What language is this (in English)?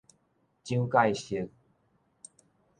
Min Nan Chinese